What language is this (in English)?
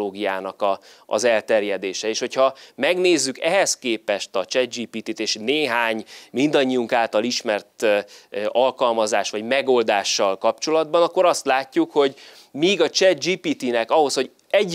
Hungarian